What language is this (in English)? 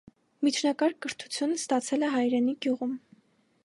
Armenian